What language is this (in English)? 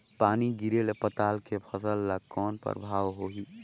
Chhattisgarhi